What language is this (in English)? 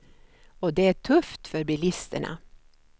Swedish